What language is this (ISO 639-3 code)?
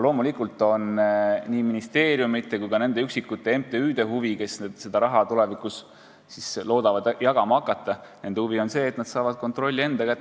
est